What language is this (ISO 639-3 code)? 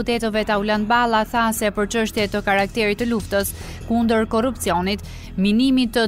ron